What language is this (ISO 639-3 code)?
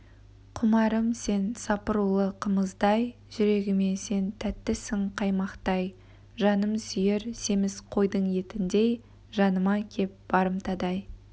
kaz